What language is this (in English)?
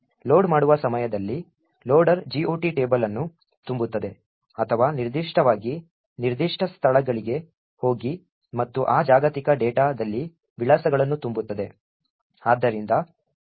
Kannada